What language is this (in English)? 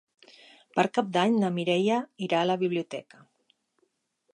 Catalan